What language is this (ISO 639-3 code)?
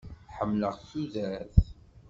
kab